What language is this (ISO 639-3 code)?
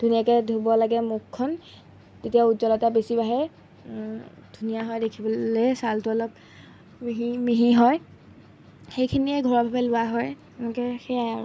asm